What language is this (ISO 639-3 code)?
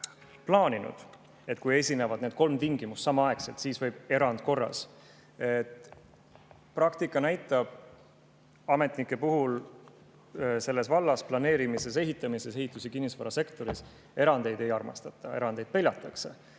est